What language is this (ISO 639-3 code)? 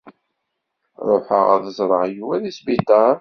kab